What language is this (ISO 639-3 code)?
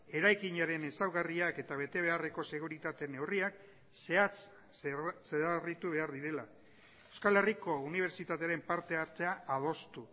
eus